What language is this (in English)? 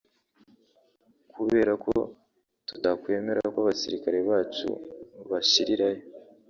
Kinyarwanda